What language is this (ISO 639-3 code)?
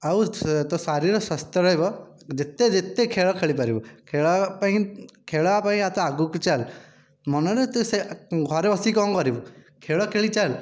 ori